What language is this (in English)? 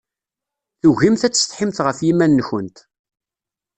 Kabyle